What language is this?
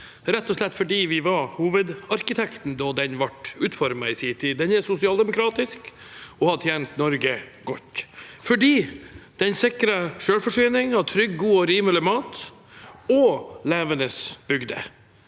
Norwegian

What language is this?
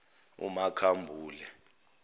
Zulu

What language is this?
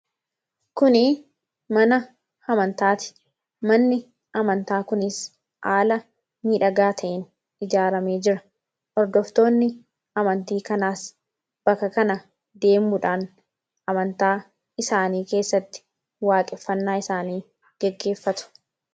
Oromo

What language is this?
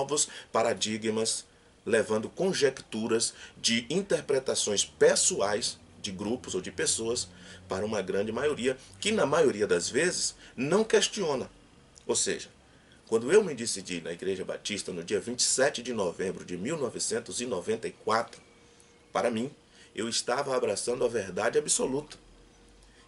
Portuguese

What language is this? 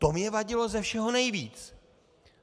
Czech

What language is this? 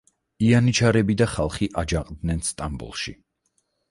Georgian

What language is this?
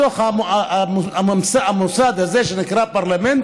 Hebrew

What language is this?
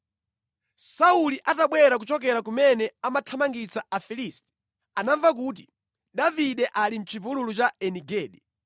Nyanja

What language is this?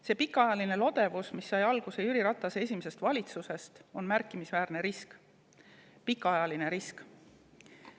Estonian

